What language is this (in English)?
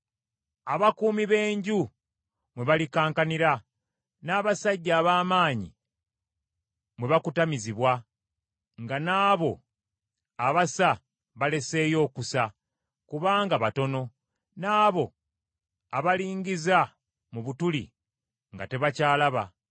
Ganda